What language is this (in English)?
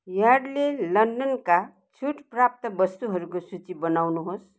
Nepali